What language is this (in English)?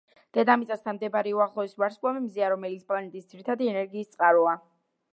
Georgian